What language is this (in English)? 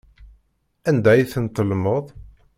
Kabyle